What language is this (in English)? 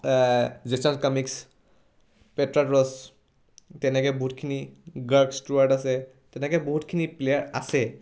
Assamese